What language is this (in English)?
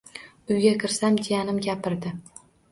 Uzbek